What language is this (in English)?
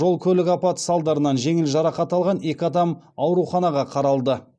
Kazakh